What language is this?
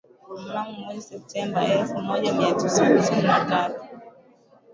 Swahili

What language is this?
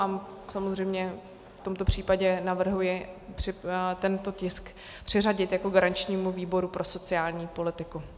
Czech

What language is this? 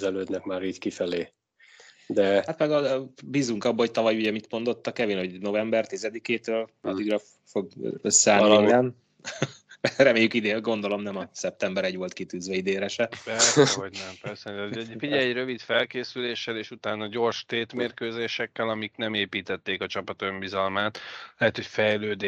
Hungarian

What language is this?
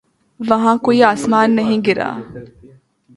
Urdu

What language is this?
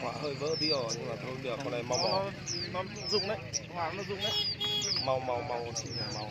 Vietnamese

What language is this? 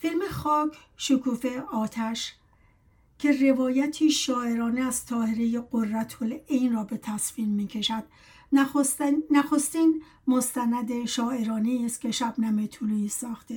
Persian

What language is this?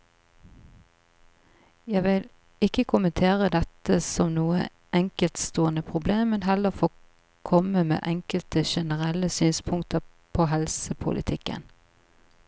Norwegian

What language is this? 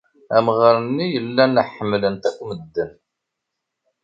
Kabyle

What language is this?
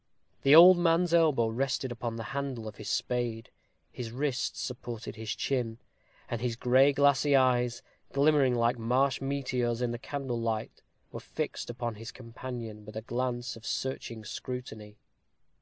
English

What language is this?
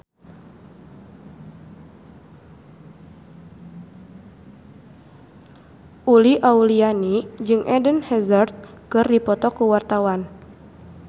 Sundanese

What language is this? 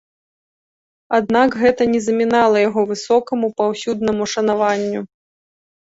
Belarusian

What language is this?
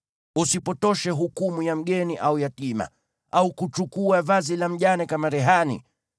Swahili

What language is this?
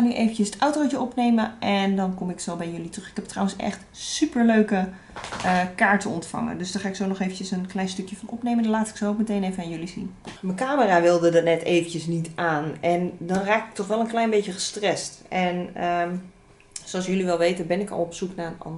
Dutch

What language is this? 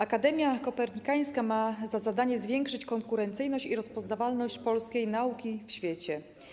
Polish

